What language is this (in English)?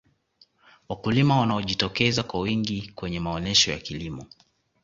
Swahili